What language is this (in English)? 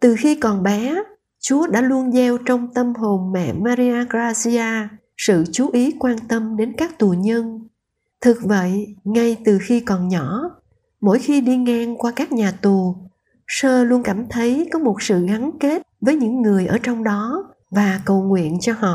Vietnamese